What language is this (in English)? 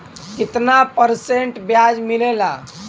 Bhojpuri